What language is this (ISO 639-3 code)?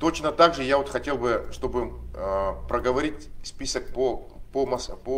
rus